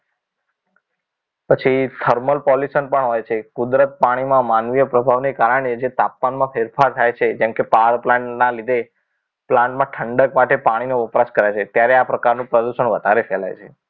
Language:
Gujarati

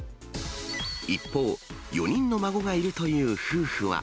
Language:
Japanese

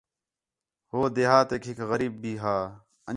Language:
Khetrani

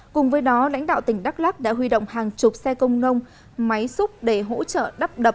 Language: Vietnamese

